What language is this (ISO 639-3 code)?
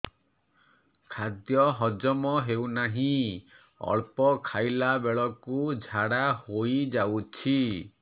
ori